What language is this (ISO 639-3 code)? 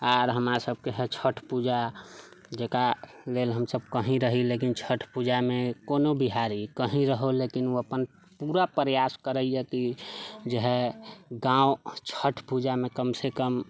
mai